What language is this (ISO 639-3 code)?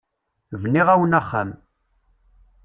kab